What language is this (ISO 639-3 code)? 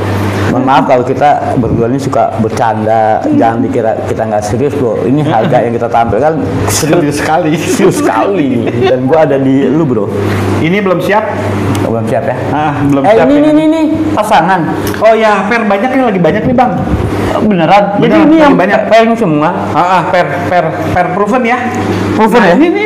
ind